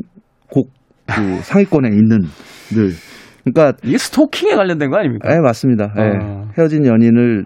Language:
Korean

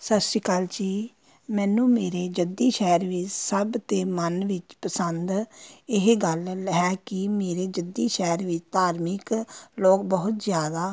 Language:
Punjabi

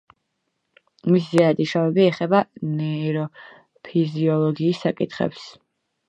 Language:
Georgian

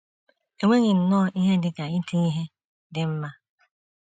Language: Igbo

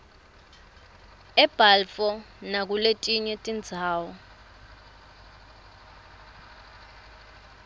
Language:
Swati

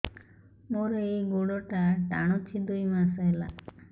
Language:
Odia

